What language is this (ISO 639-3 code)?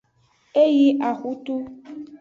ajg